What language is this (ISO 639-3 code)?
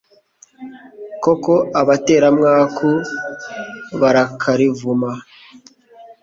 kin